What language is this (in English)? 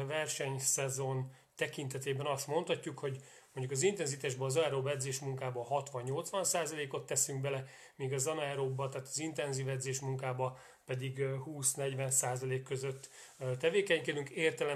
Hungarian